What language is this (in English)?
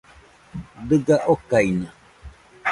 Nüpode Huitoto